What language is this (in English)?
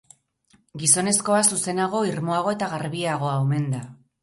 Basque